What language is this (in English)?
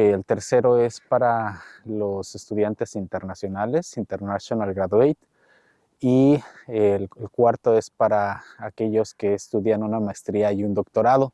Spanish